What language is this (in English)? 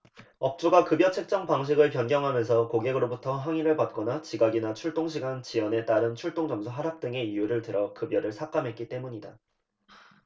Korean